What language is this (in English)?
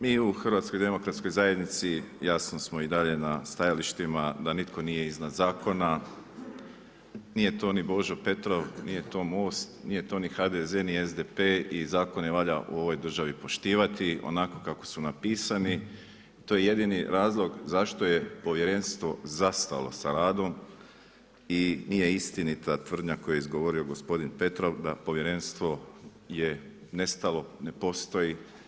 Croatian